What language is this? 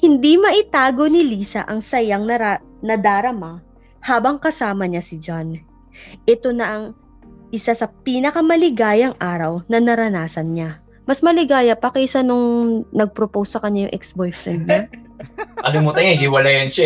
Filipino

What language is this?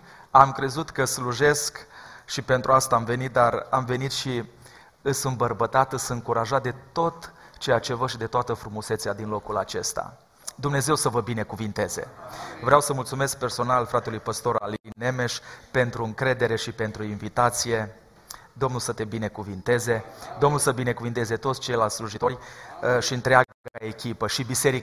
Romanian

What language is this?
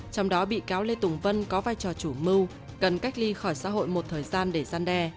Vietnamese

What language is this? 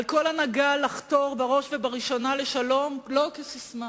Hebrew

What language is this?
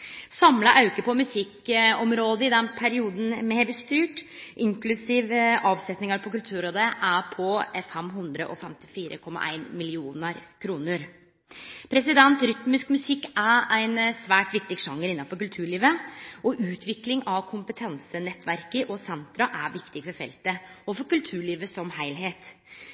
Norwegian Nynorsk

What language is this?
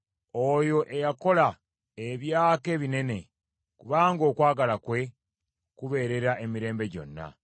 Ganda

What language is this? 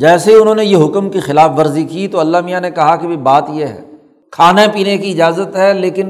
Urdu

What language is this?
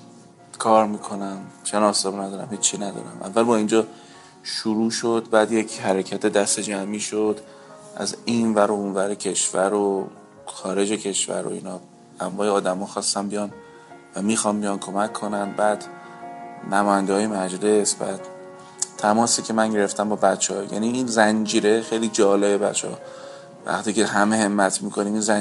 Persian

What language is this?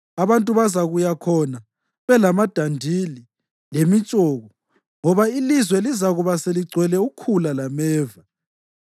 North Ndebele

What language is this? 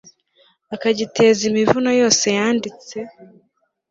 Kinyarwanda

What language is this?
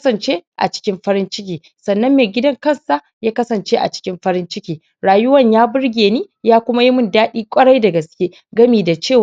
Hausa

